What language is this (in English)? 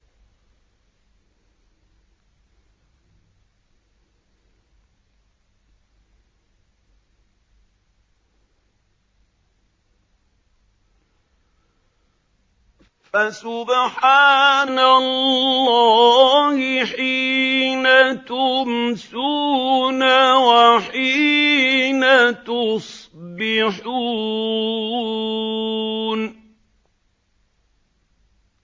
Arabic